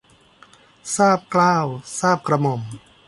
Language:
Thai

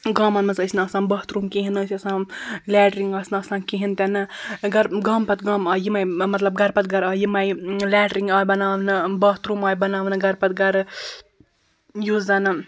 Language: Kashmiri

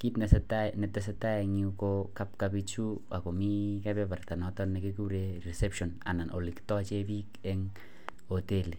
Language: Kalenjin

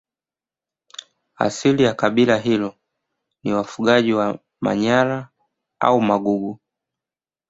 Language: Swahili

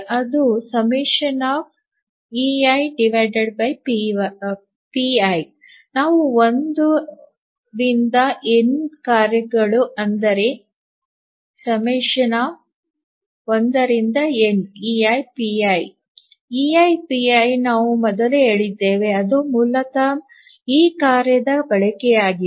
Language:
Kannada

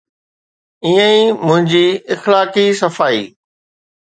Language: Sindhi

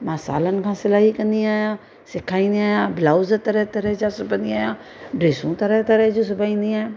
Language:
Sindhi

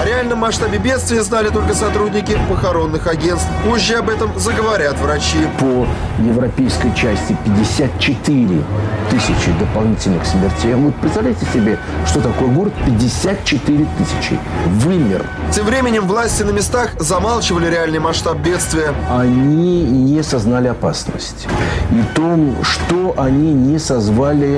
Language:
Russian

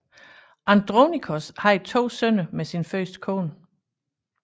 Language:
Danish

